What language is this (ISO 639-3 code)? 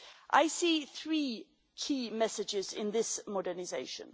eng